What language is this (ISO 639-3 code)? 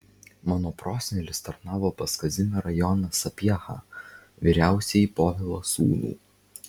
lit